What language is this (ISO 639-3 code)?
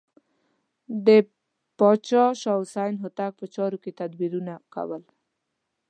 pus